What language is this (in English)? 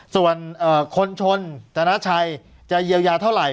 Thai